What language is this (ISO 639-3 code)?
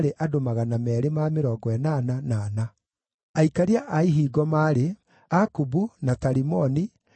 kik